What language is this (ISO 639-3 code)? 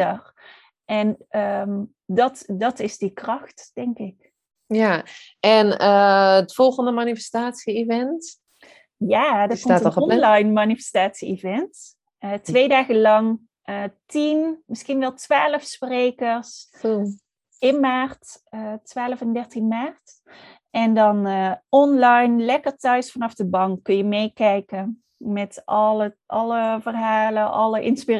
nld